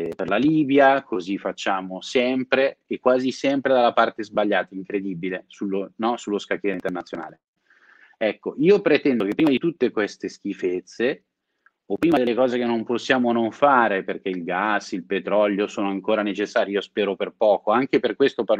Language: Italian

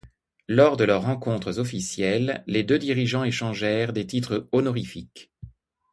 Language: French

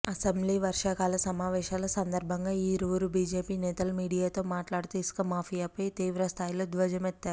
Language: Telugu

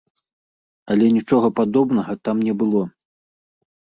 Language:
Belarusian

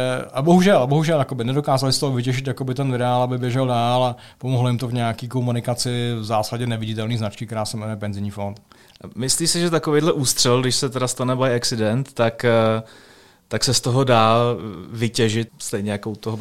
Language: Czech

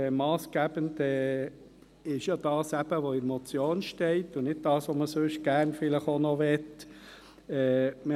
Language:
Swiss German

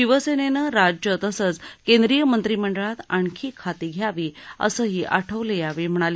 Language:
Marathi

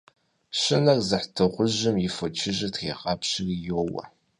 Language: Kabardian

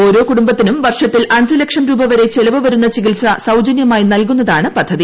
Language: Malayalam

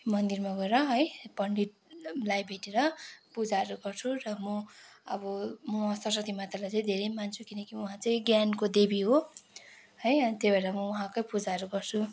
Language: Nepali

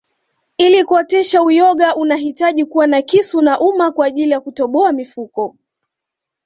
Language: Swahili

